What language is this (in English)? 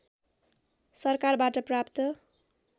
Nepali